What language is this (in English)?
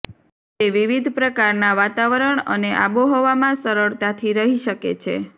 Gujarati